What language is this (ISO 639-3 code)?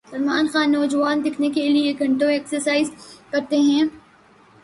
urd